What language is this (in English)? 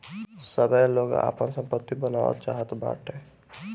Bhojpuri